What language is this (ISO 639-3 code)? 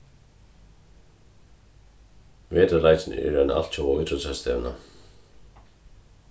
fao